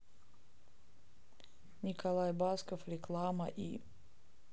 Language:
Russian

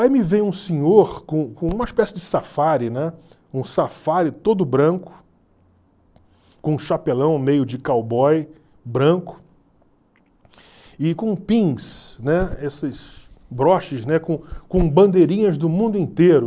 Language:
Portuguese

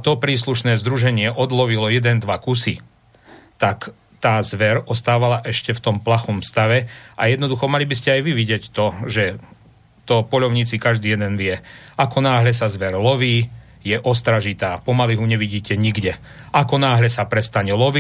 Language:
Slovak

